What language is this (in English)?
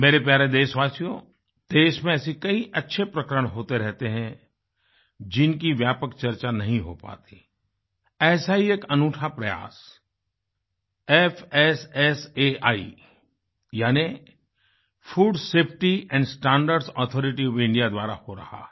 Hindi